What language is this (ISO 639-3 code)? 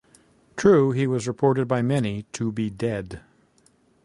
eng